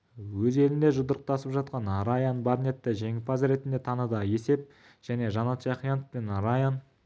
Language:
Kazakh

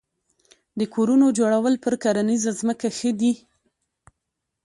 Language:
Pashto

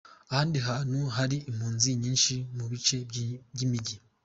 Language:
Kinyarwanda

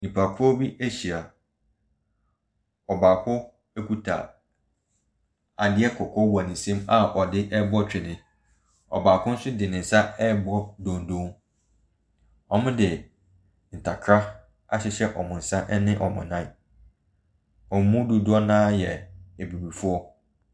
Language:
Akan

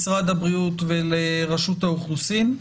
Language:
Hebrew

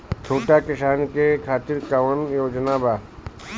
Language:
Bhojpuri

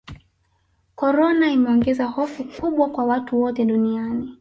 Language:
Swahili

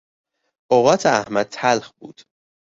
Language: Persian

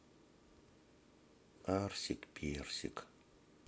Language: Russian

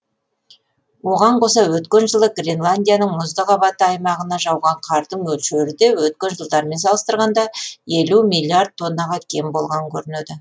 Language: Kazakh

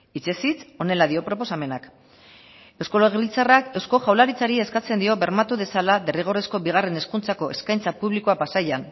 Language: Basque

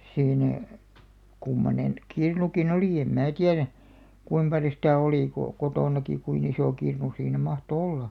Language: Finnish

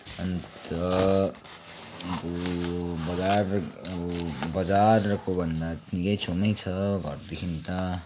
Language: Nepali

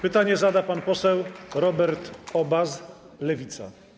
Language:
Polish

